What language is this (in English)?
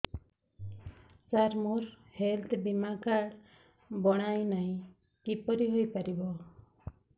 Odia